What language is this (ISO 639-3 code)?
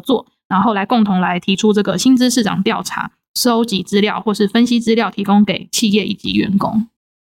zho